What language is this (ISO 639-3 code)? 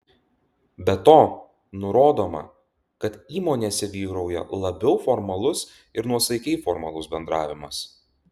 lit